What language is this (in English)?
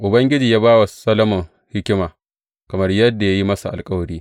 Hausa